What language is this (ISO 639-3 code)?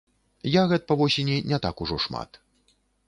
bel